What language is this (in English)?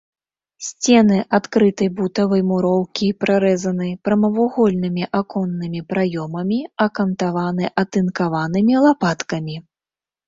Belarusian